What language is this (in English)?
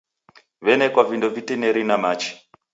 Taita